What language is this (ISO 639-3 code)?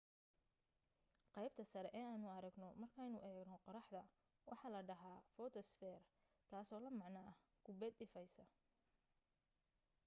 som